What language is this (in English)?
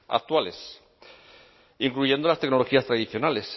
Spanish